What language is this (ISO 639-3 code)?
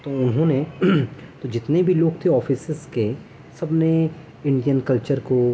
urd